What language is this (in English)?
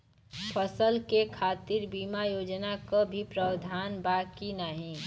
Bhojpuri